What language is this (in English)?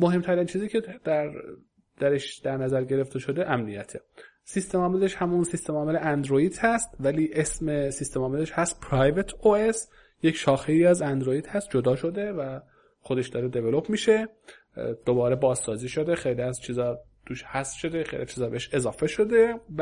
Persian